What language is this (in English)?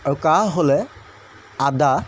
Assamese